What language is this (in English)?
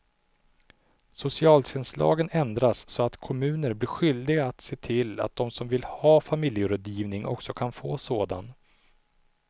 Swedish